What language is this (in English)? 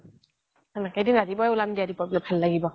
Assamese